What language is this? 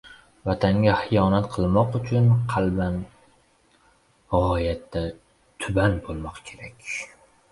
Uzbek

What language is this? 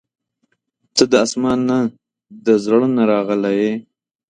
Pashto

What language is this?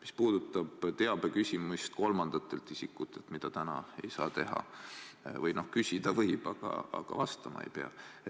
Estonian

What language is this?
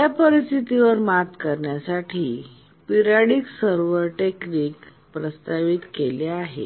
Marathi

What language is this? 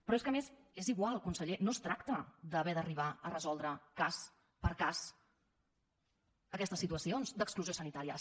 Catalan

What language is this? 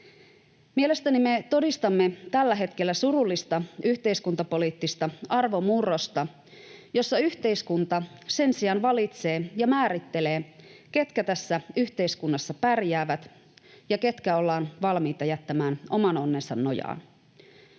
Finnish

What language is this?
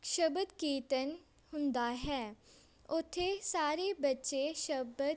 Punjabi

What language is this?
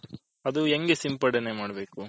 Kannada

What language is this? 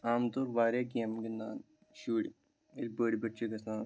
Kashmiri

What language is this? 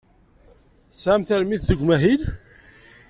Kabyle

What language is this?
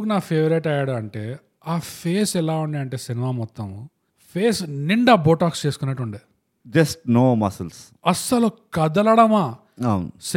Telugu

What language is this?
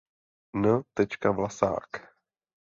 Czech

